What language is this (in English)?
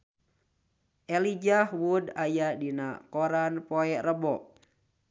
Sundanese